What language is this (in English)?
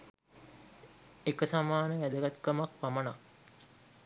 Sinhala